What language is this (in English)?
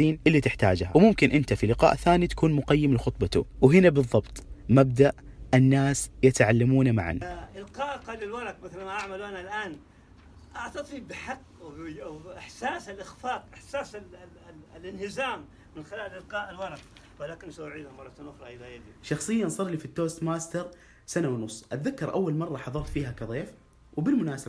Arabic